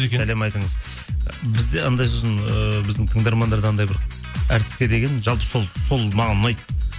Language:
Kazakh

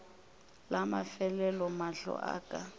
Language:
Northern Sotho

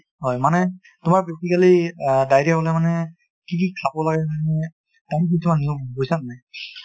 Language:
Assamese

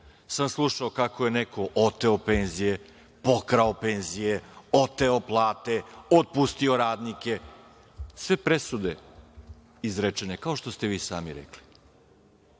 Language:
Serbian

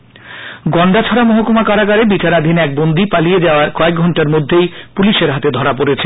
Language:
Bangla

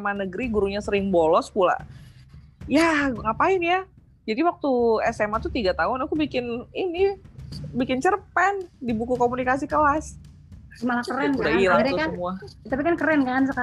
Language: Indonesian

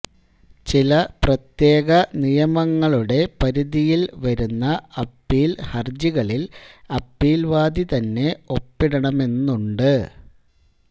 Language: Malayalam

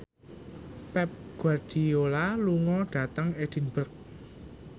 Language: Javanese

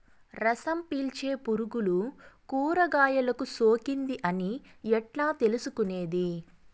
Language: Telugu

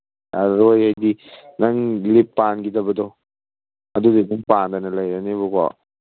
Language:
Manipuri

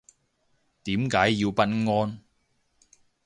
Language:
Cantonese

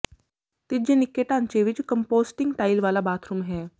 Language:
Punjabi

